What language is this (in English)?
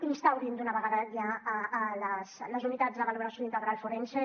Catalan